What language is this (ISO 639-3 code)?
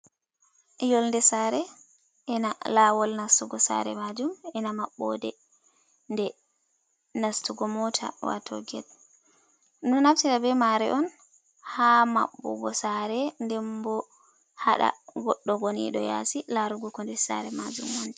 ful